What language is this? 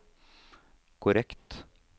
Norwegian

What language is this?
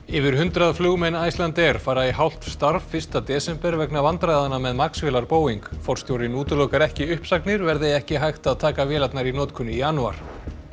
Icelandic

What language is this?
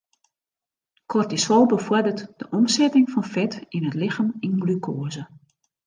Western Frisian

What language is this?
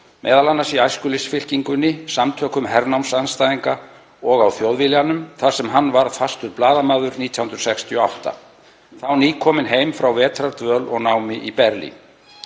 Icelandic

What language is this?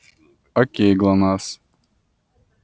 Russian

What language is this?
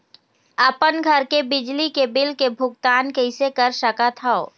Chhattisgarhi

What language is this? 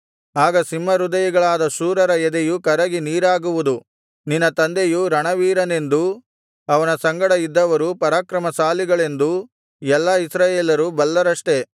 Kannada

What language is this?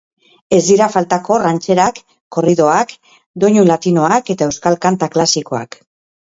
Basque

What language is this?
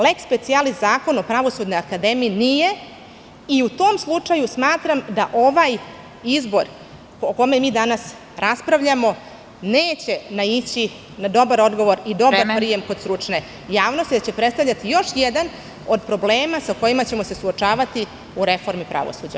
Serbian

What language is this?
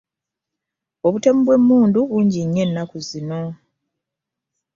Ganda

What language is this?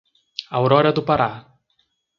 Portuguese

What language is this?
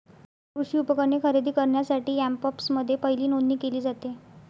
Marathi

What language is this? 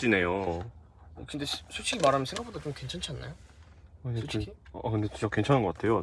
Korean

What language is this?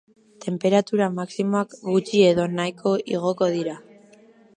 Basque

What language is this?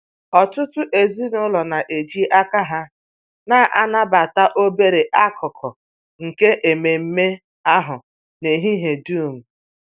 Igbo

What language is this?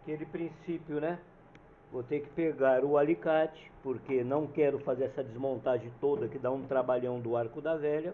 Portuguese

